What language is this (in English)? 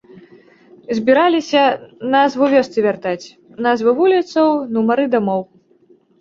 Belarusian